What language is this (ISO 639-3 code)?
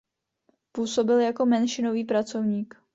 ces